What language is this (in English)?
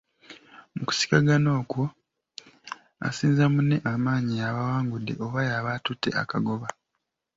Ganda